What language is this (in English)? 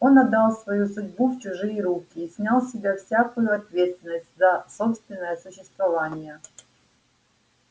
Russian